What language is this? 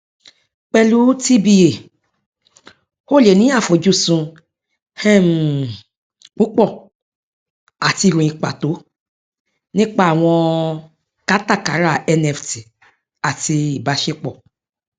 Yoruba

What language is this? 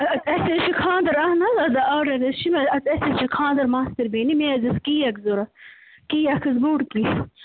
Kashmiri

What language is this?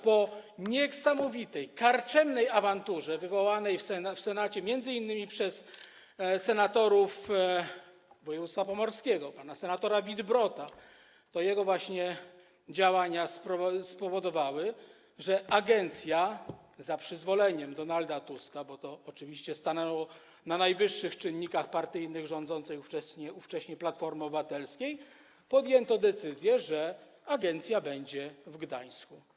Polish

